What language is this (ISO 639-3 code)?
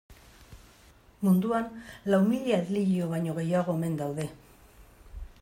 eus